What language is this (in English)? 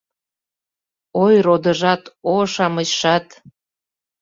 Mari